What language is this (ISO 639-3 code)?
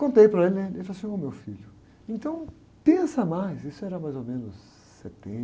por